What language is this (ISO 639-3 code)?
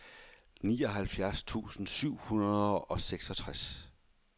dan